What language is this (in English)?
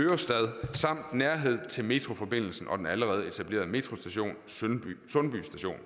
Danish